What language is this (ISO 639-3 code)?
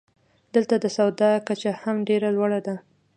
pus